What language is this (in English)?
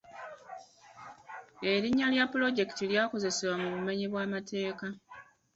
Ganda